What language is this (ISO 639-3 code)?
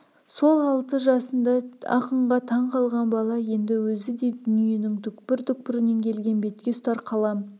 kaz